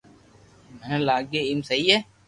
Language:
Loarki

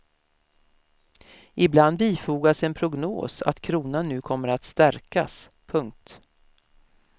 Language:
Swedish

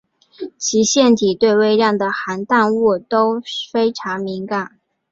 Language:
Chinese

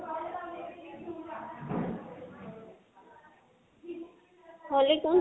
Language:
Assamese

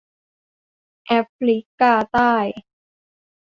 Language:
Thai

